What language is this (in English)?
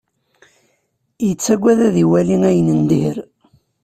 Kabyle